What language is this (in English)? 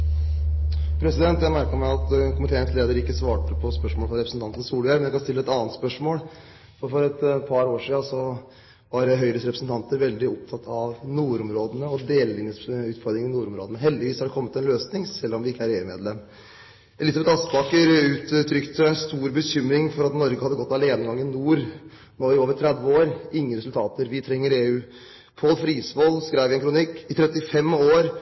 Norwegian Bokmål